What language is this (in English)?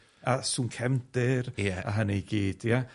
Welsh